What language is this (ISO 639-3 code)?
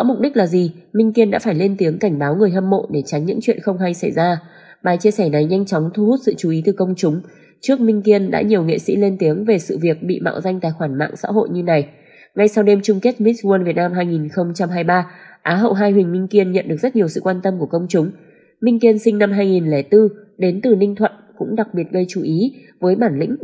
vie